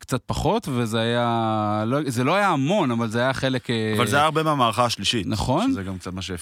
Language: Hebrew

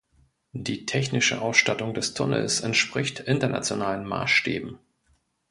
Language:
German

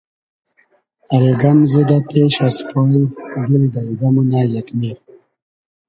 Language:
Hazaragi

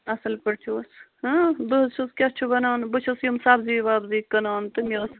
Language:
Kashmiri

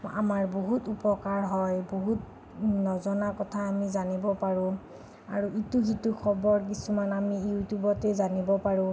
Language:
Assamese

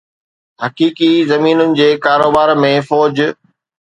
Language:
Sindhi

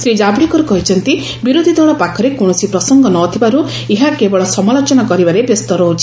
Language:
Odia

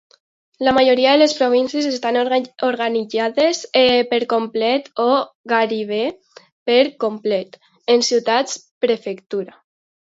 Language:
Catalan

